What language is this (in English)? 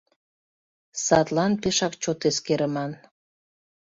Mari